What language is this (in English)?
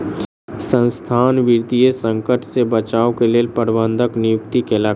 Maithili